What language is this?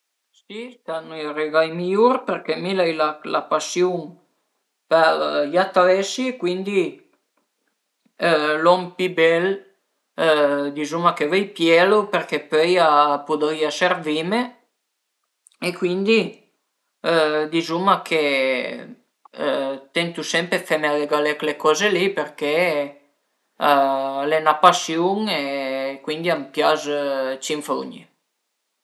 Piedmontese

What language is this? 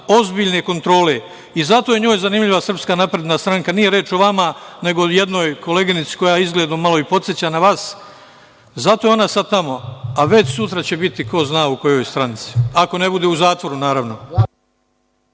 Serbian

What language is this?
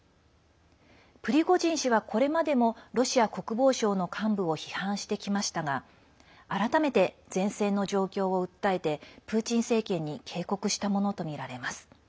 Japanese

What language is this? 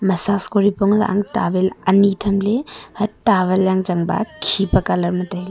Wancho Naga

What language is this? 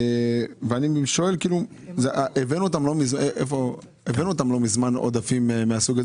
Hebrew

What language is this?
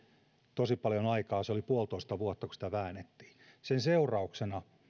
Finnish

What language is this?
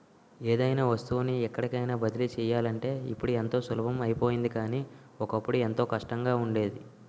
Telugu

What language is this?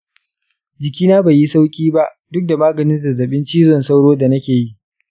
Hausa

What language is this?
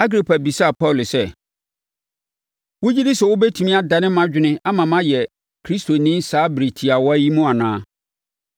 Akan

